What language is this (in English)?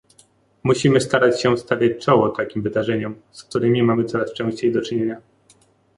Polish